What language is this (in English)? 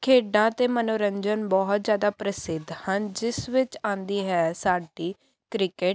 Punjabi